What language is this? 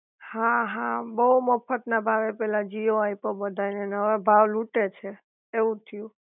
Gujarati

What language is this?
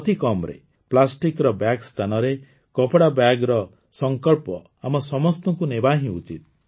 Odia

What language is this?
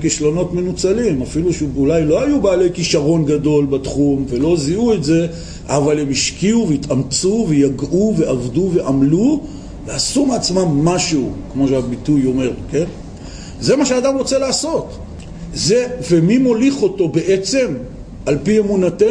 Hebrew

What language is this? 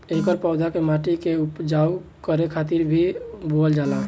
Bhojpuri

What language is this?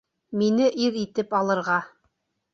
Bashkir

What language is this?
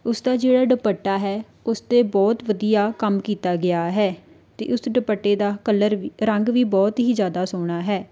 Punjabi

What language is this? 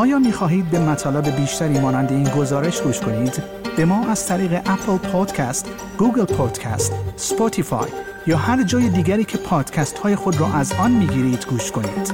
Persian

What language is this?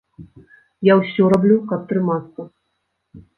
Belarusian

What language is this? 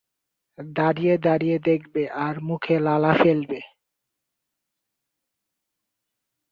Bangla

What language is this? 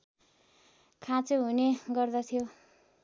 Nepali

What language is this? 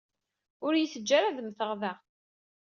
Kabyle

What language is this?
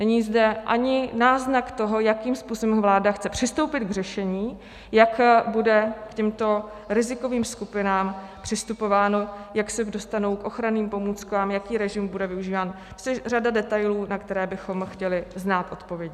Czech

